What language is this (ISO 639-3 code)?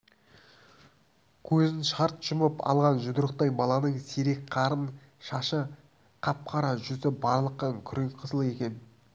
kaz